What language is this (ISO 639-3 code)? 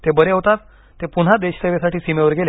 mar